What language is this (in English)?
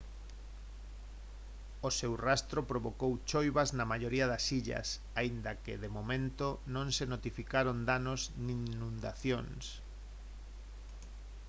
Galician